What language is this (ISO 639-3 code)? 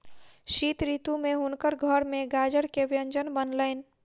mai